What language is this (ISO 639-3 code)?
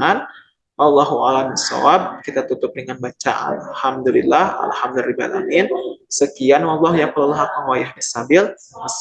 ind